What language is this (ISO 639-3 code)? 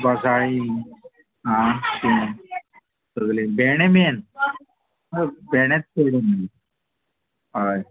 kok